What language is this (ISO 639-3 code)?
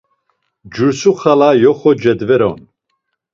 lzz